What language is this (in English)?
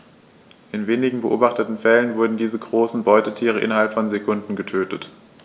German